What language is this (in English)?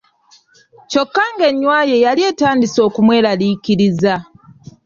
Ganda